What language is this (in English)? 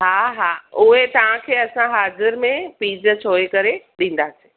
Sindhi